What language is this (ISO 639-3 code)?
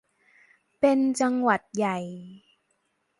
tha